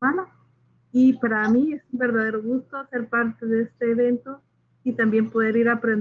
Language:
Spanish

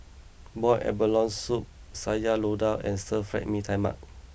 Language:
English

